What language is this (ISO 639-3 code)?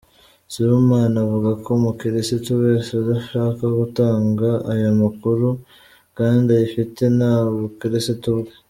kin